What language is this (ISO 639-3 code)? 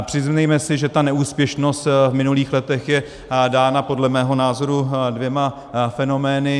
ces